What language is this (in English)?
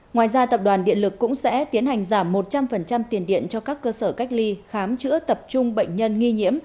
Vietnamese